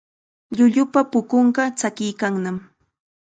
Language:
Chiquián Ancash Quechua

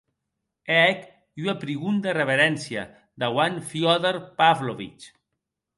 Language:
Occitan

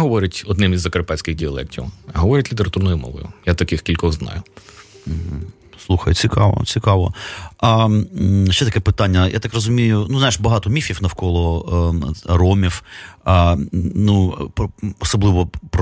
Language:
Ukrainian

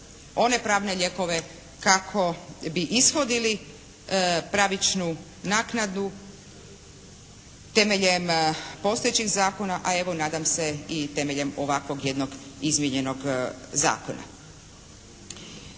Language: Croatian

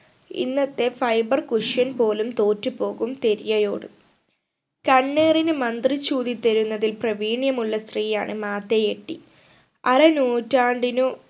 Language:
Malayalam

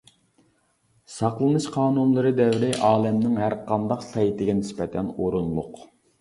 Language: Uyghur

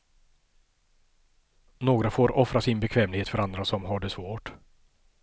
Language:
Swedish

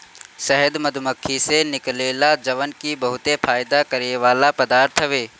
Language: Bhojpuri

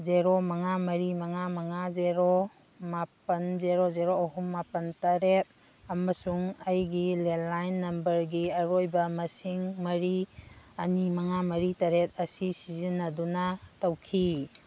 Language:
Manipuri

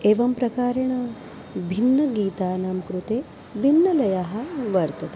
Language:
Sanskrit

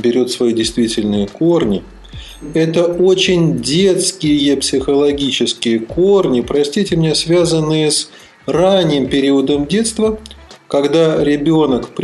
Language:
Russian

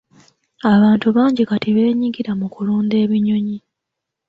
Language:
Ganda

